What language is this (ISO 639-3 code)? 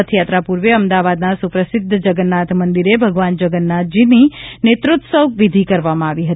guj